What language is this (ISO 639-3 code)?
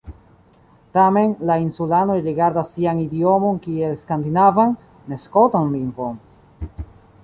epo